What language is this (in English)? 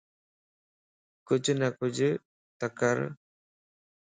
Lasi